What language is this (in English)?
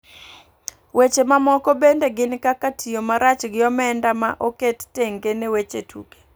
Luo (Kenya and Tanzania)